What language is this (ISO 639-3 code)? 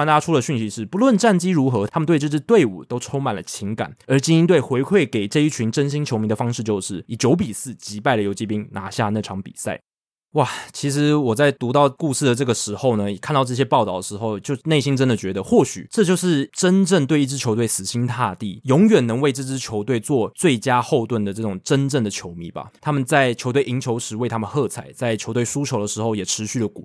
zho